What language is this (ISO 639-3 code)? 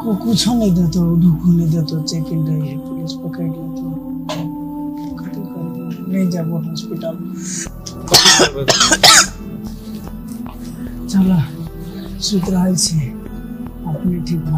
hin